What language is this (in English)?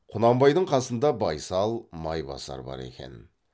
Kazakh